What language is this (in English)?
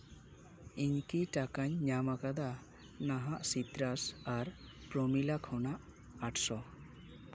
Santali